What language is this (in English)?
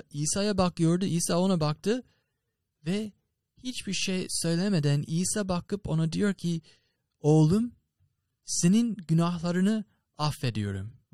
Turkish